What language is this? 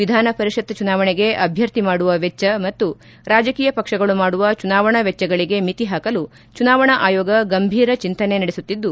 Kannada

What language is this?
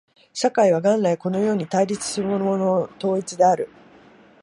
Japanese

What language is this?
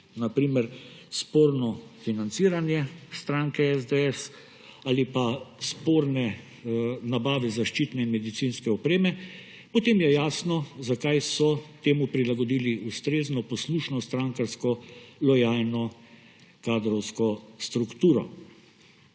Slovenian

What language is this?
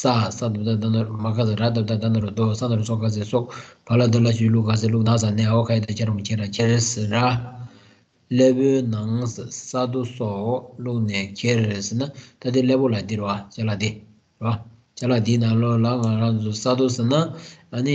Romanian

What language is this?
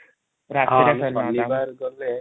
Odia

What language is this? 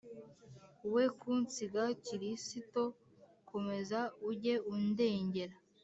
Kinyarwanda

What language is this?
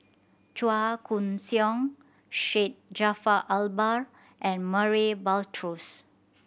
English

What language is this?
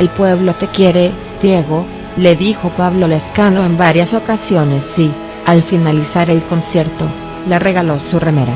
Spanish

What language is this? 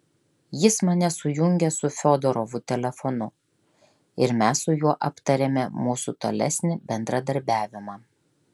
Lithuanian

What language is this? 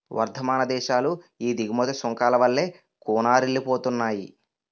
Telugu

